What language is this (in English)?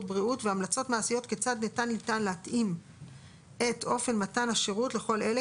Hebrew